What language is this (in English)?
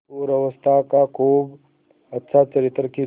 Hindi